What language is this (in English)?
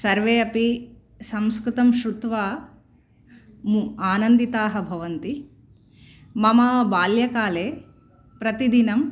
Sanskrit